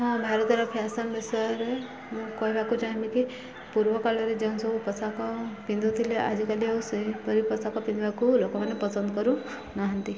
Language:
Odia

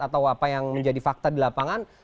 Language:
Indonesian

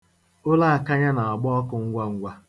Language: Igbo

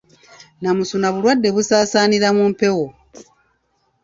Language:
Ganda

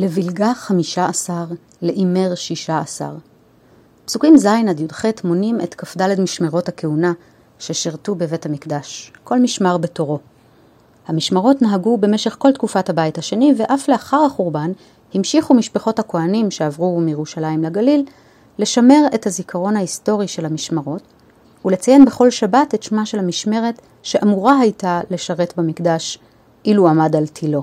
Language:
Hebrew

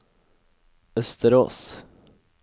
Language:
Norwegian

